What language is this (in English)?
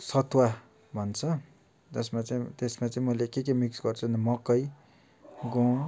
Nepali